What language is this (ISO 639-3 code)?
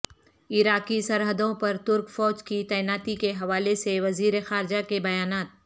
urd